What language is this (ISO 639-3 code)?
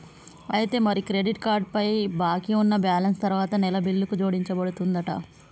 tel